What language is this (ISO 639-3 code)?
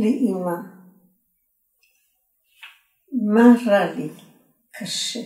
heb